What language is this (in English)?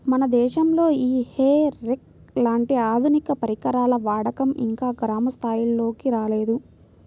Telugu